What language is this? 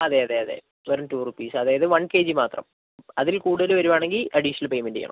Malayalam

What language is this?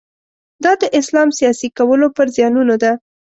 Pashto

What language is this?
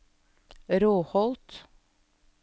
Norwegian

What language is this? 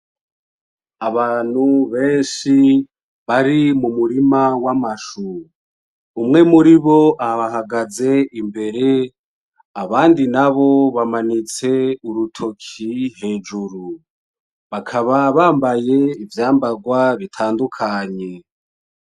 Rundi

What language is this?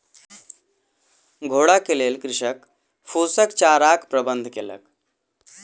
Maithili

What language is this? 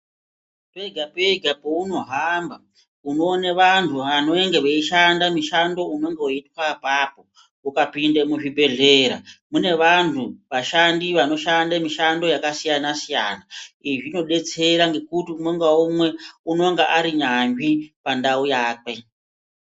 Ndau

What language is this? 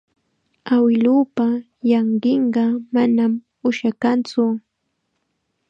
Chiquián Ancash Quechua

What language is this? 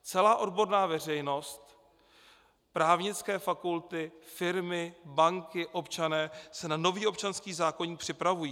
Czech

